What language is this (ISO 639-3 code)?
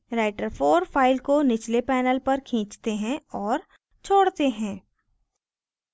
hin